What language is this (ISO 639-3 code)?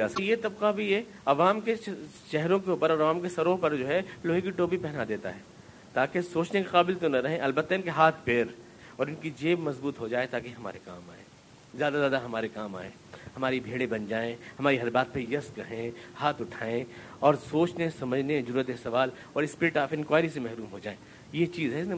urd